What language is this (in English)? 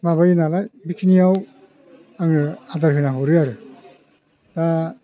Bodo